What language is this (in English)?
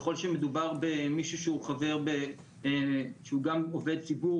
Hebrew